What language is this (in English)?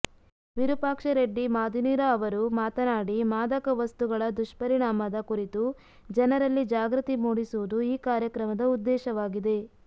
Kannada